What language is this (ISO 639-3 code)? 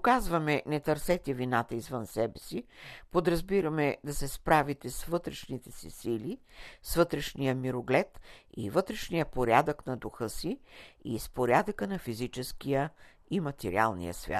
bul